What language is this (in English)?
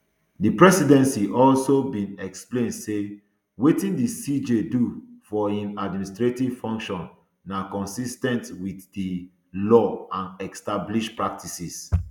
Nigerian Pidgin